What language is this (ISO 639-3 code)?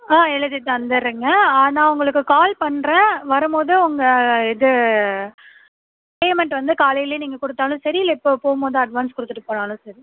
tam